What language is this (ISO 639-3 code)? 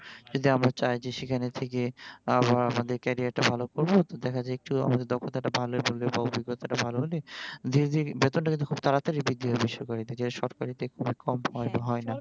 ben